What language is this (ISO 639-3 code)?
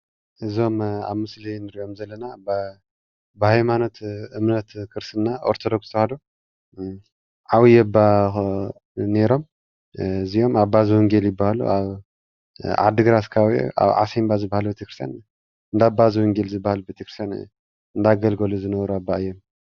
tir